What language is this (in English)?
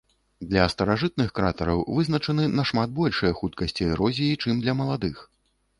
Belarusian